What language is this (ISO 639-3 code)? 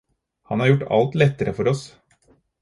nob